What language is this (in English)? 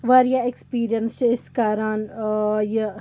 Kashmiri